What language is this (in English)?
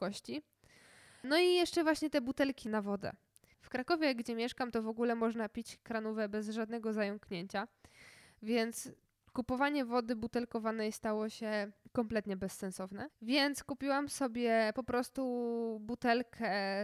Polish